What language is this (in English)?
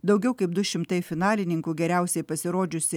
Lithuanian